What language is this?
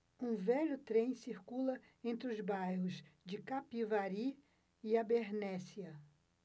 Portuguese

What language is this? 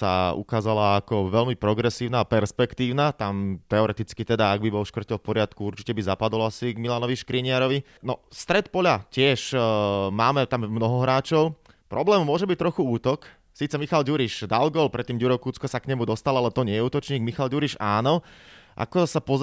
Slovak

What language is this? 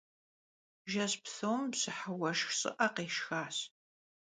Kabardian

